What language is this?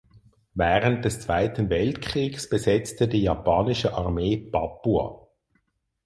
German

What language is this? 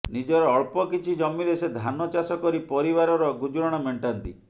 Odia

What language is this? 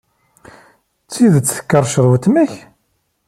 Kabyle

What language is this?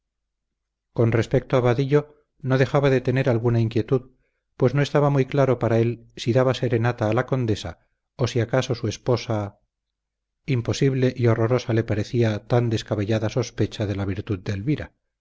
Spanish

